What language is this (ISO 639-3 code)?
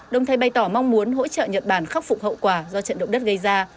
vie